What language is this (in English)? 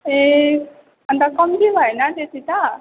Nepali